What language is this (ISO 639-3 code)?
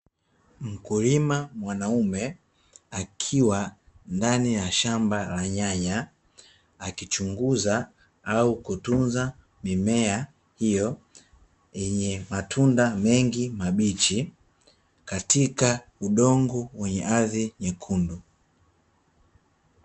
swa